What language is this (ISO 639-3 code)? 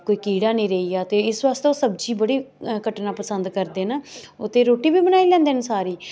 doi